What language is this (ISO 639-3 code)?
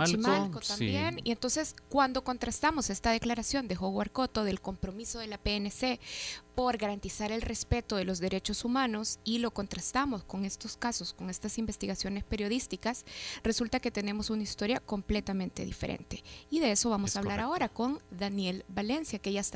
spa